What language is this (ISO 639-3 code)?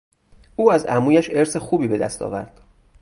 fas